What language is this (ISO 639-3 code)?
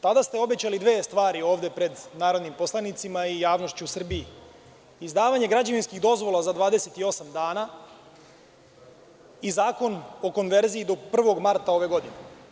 srp